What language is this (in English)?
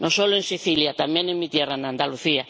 Spanish